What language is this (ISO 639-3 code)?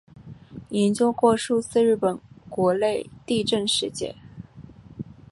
zho